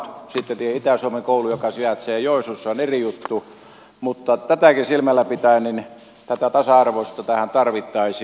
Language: Finnish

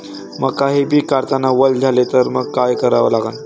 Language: Marathi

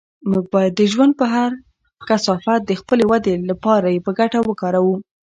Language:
Pashto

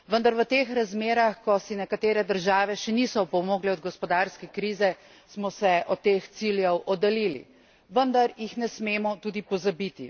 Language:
Slovenian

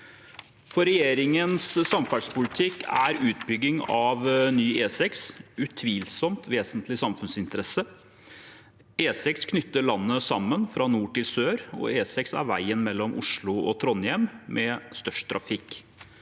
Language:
Norwegian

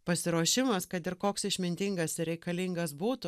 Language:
Lithuanian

